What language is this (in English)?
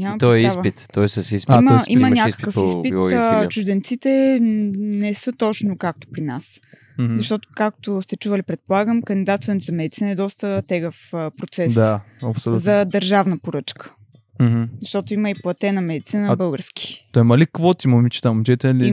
Bulgarian